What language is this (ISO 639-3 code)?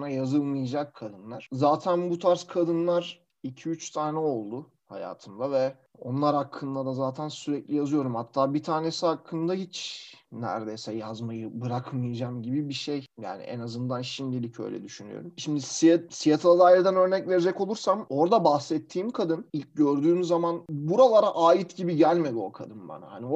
tur